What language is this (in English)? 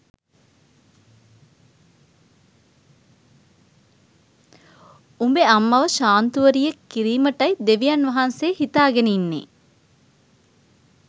Sinhala